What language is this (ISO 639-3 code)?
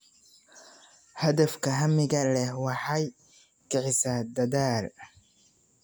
som